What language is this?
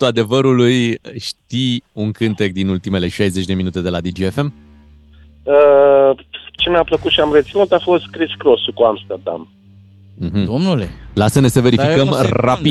Romanian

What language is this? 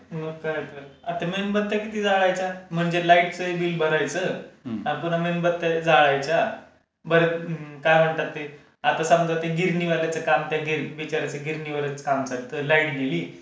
Marathi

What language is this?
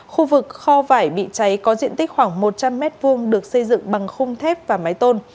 Vietnamese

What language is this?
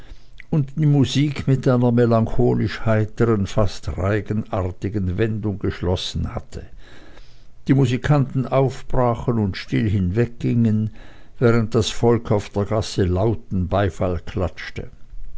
German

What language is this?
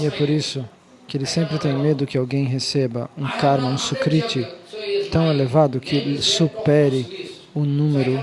Portuguese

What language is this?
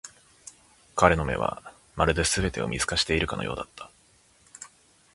Japanese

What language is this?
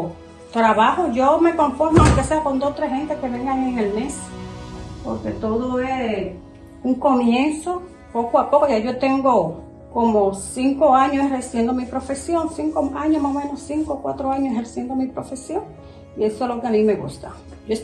Spanish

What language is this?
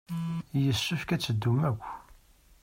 Kabyle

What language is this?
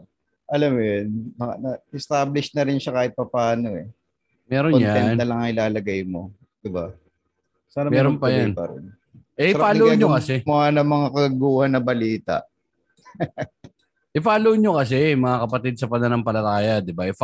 Filipino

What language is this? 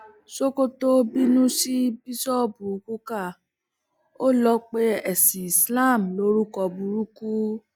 Yoruba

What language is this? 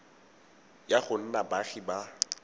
Tswana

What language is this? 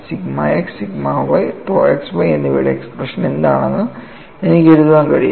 Malayalam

